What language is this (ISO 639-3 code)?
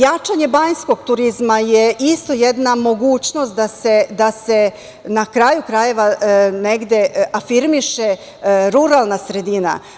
srp